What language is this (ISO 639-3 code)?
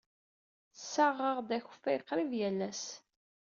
kab